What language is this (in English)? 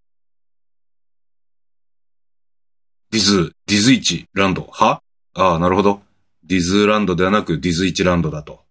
Japanese